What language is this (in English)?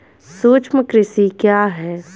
Hindi